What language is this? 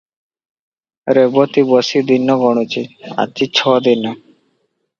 Odia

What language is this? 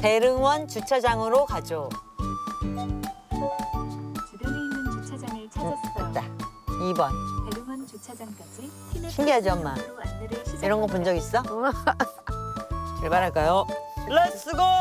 Korean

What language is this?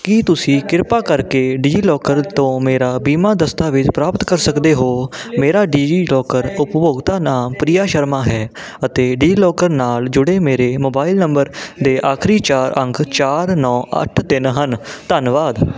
Punjabi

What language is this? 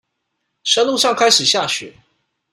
Chinese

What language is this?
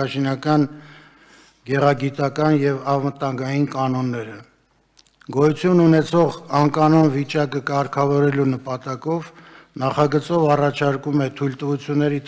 Romanian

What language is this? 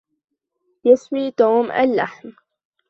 Arabic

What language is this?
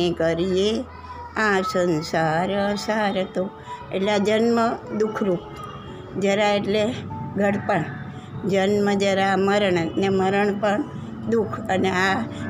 Gujarati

